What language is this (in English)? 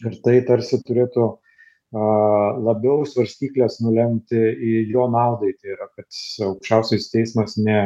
Lithuanian